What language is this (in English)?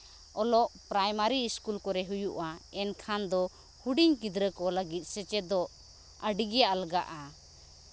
Santali